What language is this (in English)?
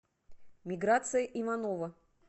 Russian